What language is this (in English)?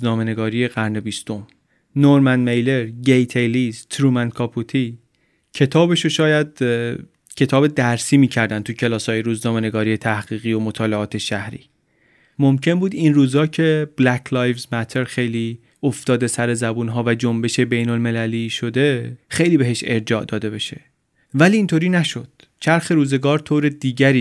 Persian